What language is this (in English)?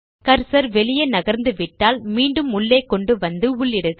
Tamil